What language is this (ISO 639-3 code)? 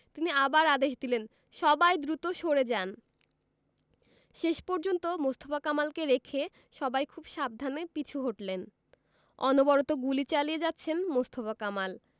ben